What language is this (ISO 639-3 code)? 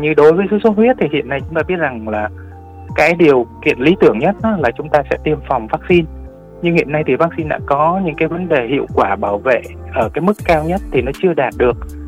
vie